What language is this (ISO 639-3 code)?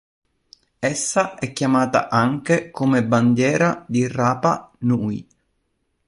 ita